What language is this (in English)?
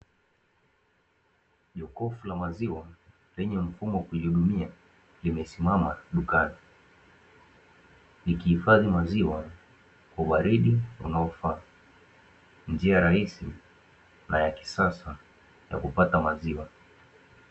Swahili